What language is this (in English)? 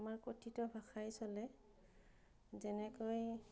Assamese